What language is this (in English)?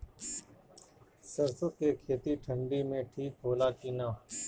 Bhojpuri